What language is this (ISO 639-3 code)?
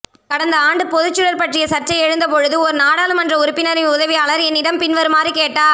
tam